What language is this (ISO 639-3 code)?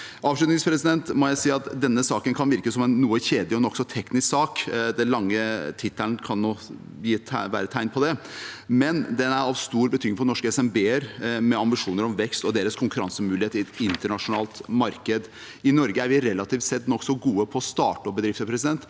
nor